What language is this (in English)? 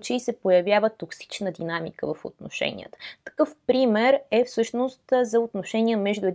Bulgarian